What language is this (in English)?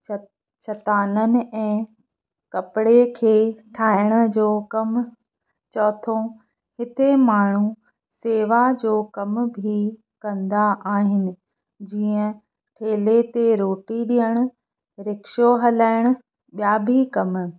Sindhi